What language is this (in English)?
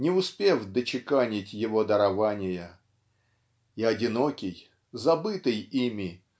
Russian